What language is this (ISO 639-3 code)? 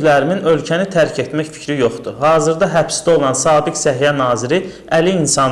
aze